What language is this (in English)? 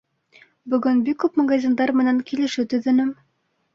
Bashkir